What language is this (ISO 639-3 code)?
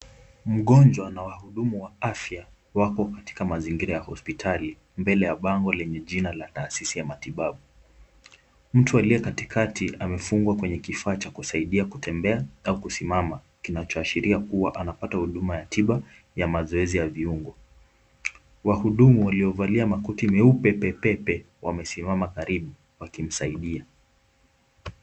swa